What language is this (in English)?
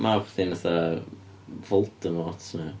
Welsh